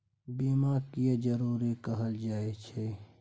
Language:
Maithili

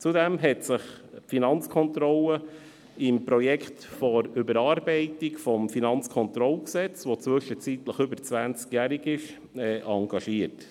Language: Swiss German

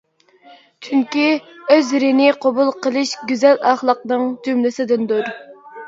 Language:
Uyghur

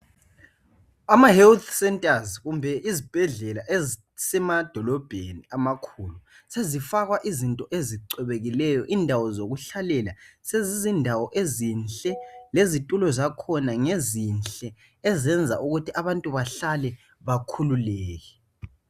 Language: North Ndebele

